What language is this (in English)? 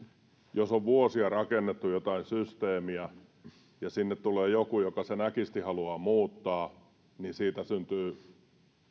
Finnish